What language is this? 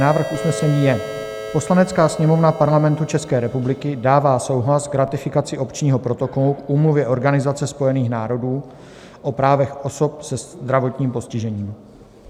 Czech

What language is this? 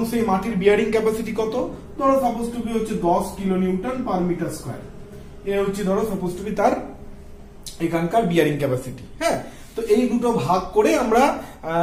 Hindi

